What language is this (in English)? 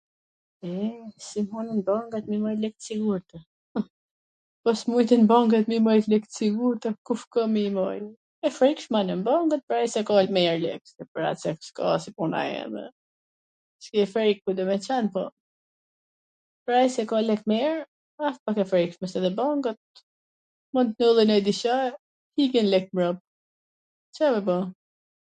Gheg Albanian